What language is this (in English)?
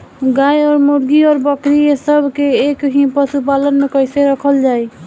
Bhojpuri